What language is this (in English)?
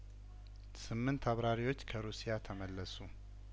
Amharic